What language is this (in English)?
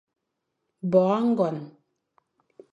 Fang